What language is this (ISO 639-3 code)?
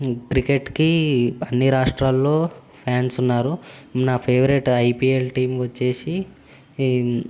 tel